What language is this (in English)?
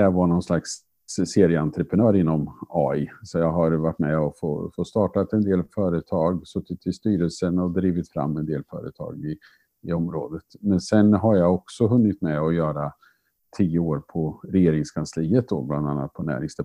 Swedish